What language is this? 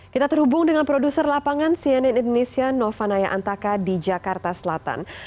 Indonesian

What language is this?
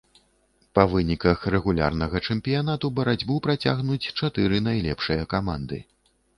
Belarusian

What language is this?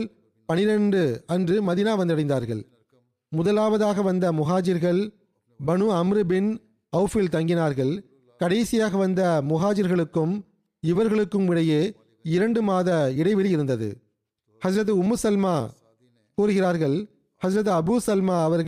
Tamil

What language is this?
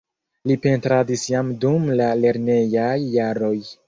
Esperanto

